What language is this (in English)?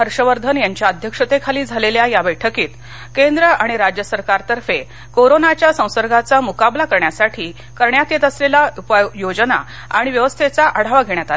Marathi